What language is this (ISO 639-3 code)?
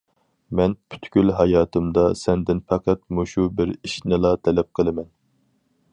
uig